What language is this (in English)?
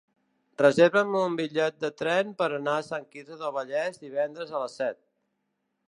Catalan